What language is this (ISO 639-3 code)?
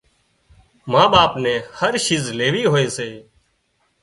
kxp